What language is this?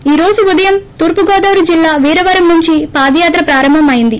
Telugu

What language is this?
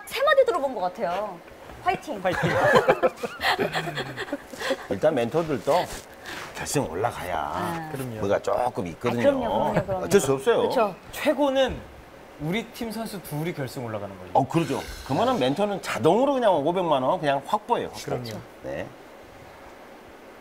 Korean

